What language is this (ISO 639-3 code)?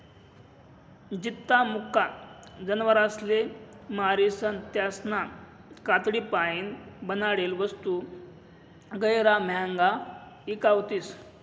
mar